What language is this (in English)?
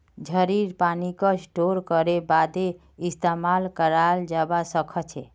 Magahi